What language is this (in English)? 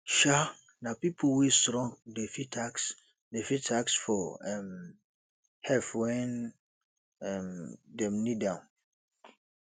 Nigerian Pidgin